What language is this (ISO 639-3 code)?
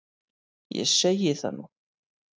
isl